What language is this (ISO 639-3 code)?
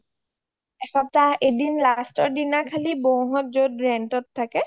asm